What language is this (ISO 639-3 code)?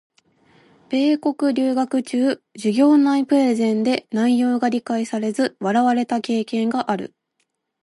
jpn